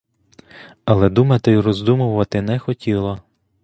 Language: Ukrainian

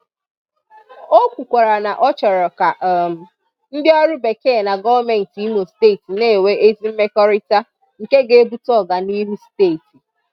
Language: Igbo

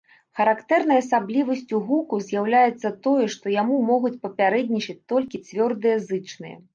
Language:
Belarusian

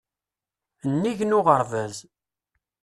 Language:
Kabyle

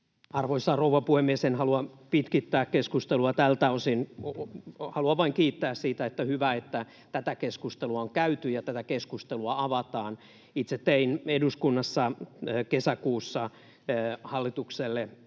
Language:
Finnish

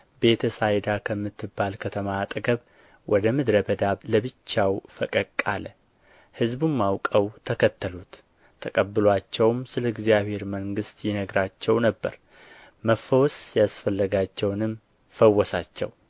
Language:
Amharic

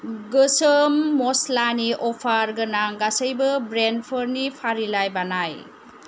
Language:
Bodo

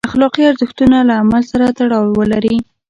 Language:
Pashto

